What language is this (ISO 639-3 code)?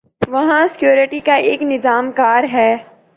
urd